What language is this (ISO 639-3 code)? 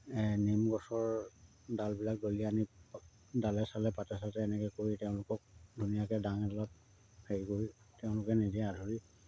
asm